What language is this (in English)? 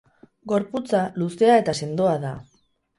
Basque